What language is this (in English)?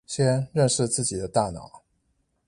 Chinese